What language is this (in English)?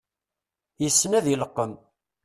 Kabyle